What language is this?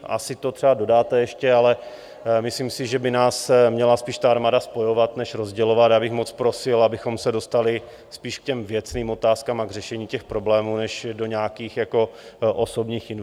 Czech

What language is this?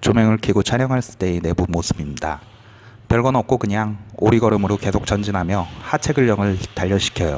Korean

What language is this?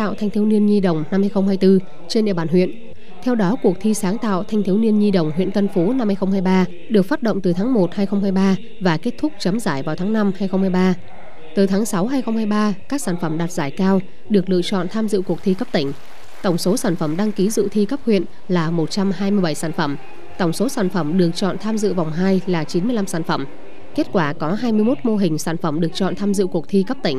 Vietnamese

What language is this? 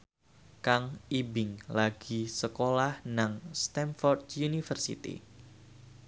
Javanese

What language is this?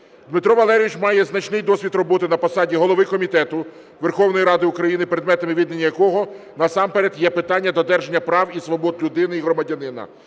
Ukrainian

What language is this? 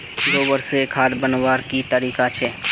Magahi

